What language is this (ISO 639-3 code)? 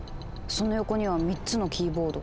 jpn